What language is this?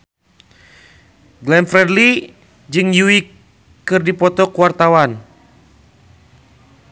Sundanese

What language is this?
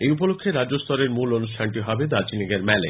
Bangla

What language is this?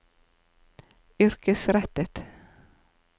Norwegian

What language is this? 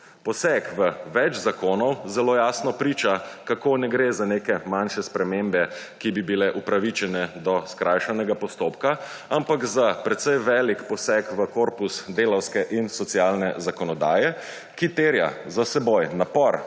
Slovenian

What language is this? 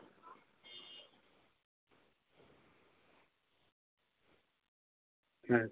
Santali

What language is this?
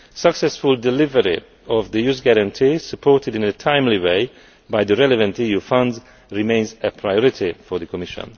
English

